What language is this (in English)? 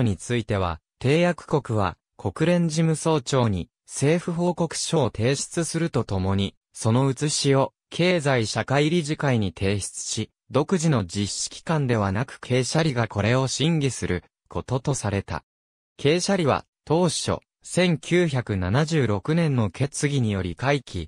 Japanese